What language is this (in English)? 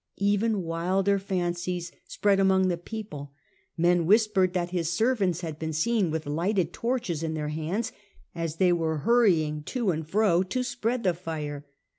English